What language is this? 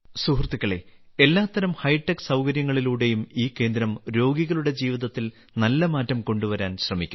Malayalam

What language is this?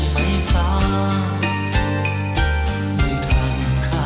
Thai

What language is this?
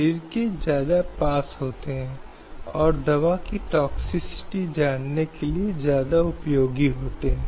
Hindi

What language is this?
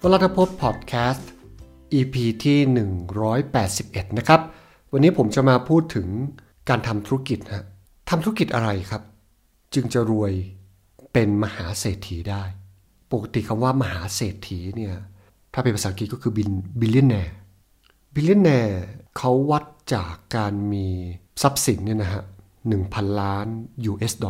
Thai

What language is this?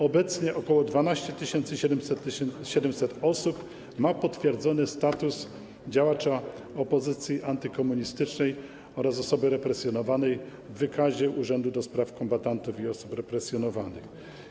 Polish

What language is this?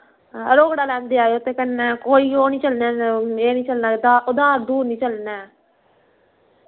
Dogri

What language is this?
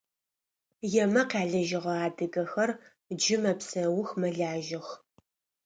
Adyghe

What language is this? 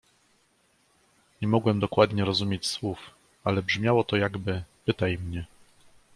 Polish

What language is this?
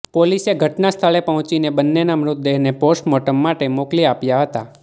Gujarati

